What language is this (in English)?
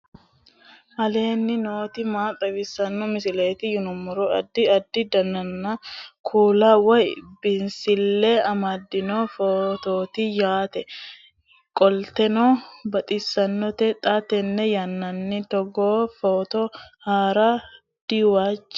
Sidamo